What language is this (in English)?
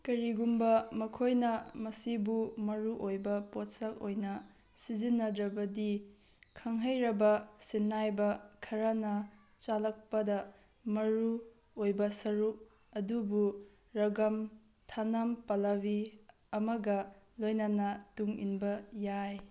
Manipuri